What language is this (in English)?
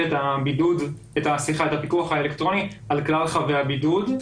Hebrew